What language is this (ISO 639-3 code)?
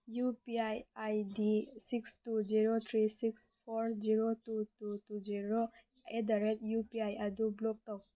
mni